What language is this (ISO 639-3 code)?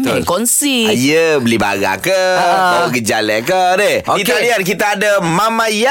msa